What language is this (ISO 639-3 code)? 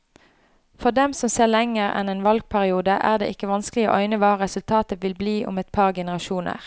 nor